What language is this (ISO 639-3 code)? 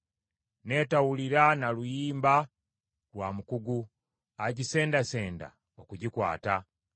lug